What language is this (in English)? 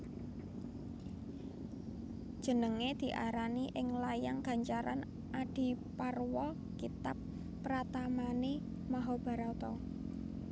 Javanese